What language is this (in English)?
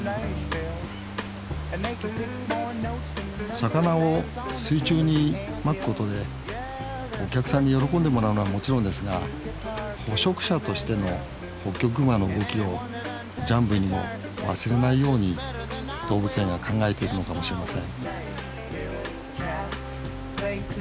Japanese